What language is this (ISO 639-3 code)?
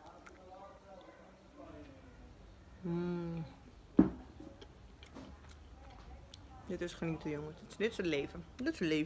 nld